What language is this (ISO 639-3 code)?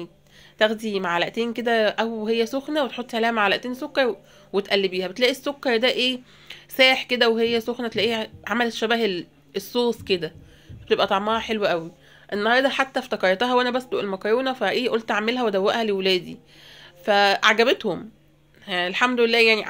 ara